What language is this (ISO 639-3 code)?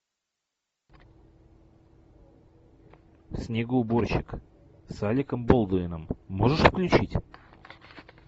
rus